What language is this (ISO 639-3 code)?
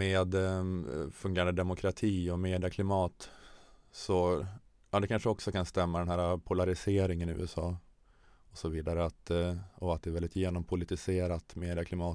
swe